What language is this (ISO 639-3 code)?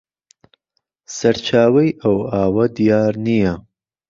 ckb